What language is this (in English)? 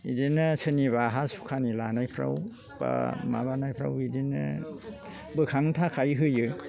Bodo